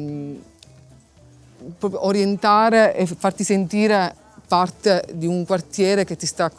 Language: Italian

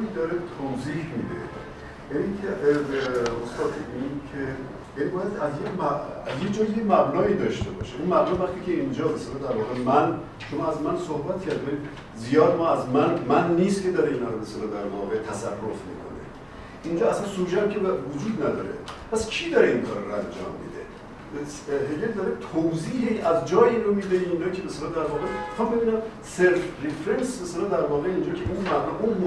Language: Persian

